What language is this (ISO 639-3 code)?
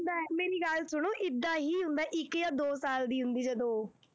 pan